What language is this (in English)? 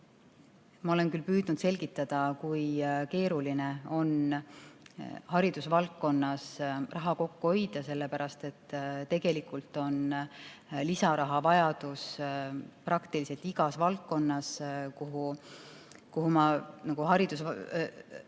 Estonian